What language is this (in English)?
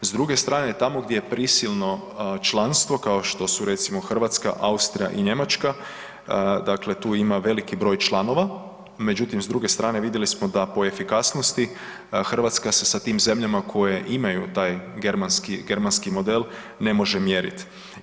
Croatian